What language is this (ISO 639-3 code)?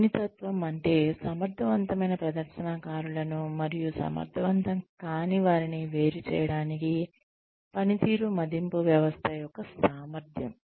tel